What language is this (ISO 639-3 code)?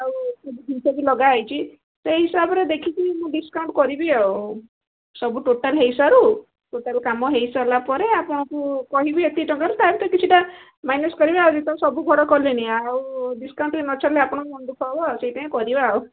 ori